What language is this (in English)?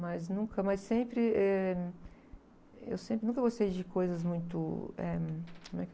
Portuguese